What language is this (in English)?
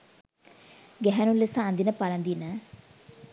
Sinhala